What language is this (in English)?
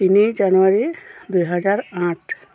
Assamese